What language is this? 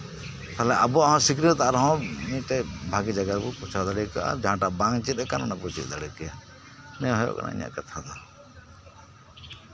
Santali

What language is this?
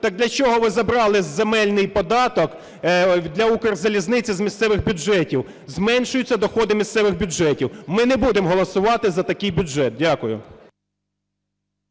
Ukrainian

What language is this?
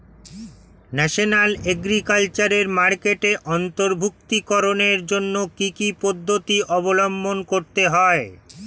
Bangla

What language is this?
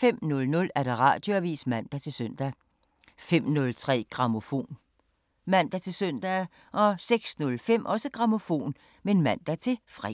Danish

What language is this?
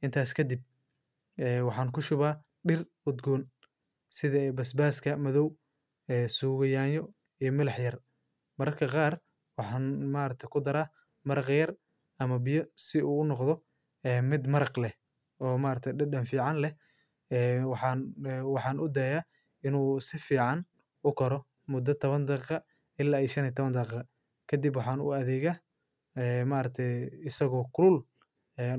Somali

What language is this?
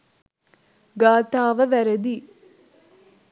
Sinhala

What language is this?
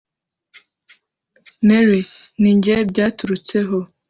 Kinyarwanda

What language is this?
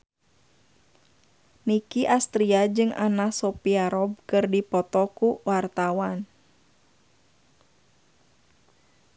Sundanese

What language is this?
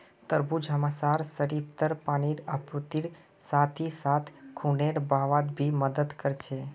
Magahi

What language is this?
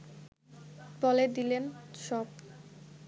Bangla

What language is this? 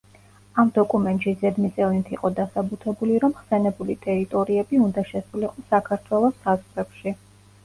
Georgian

